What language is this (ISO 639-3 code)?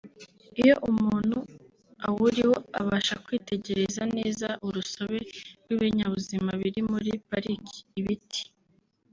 kin